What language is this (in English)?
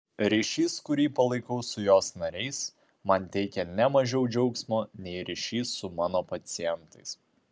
Lithuanian